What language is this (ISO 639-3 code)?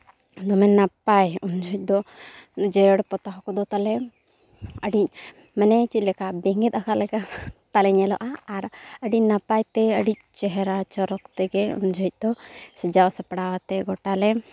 sat